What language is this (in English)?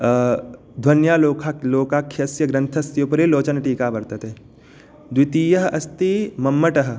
Sanskrit